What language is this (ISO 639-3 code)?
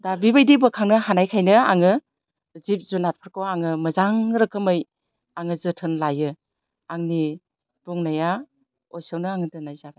brx